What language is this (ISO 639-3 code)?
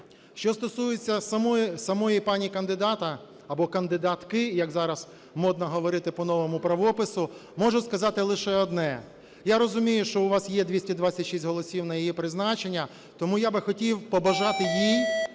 ukr